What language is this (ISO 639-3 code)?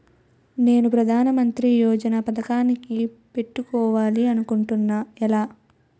tel